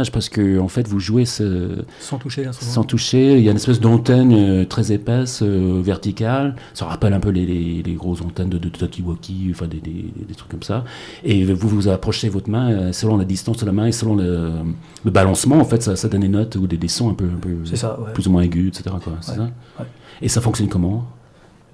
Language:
French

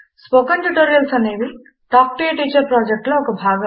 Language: Telugu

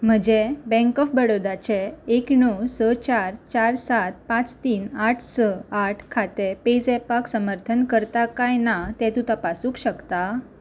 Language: Konkani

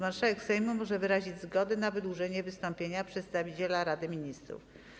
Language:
Polish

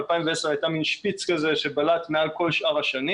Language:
Hebrew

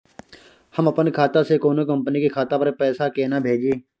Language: Maithili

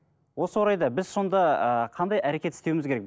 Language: Kazakh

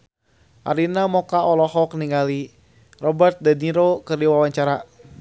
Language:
Sundanese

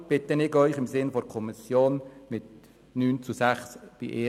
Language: Swiss German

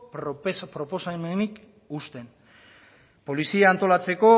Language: Basque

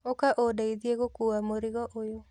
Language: Kikuyu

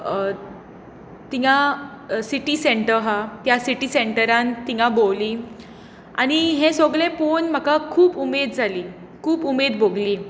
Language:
Konkani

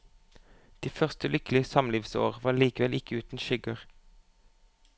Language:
Norwegian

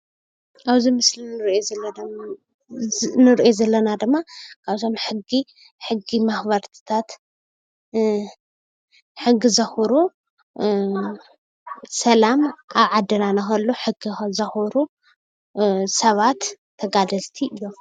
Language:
Tigrinya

